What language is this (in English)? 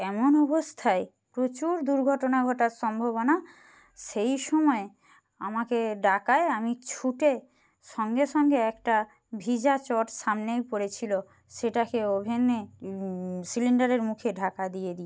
Bangla